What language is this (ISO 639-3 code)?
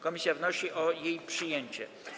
pol